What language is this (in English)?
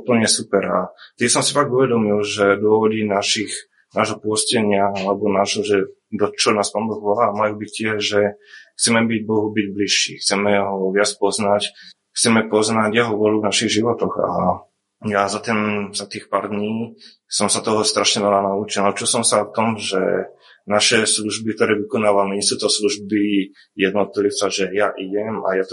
Slovak